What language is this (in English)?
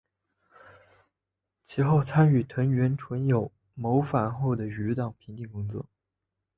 Chinese